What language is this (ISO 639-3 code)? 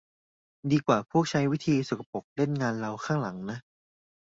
tha